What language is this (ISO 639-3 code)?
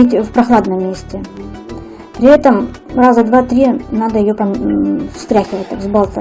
rus